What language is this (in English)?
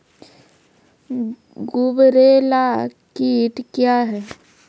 Maithili